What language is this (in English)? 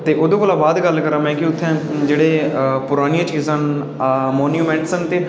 Dogri